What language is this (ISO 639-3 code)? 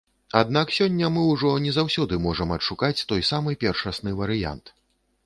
bel